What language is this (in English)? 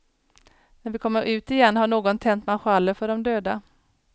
Swedish